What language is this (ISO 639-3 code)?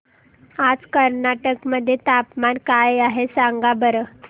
mar